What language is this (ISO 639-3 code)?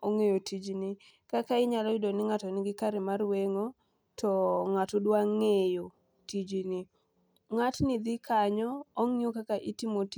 luo